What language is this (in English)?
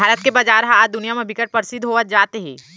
Chhattisgarhi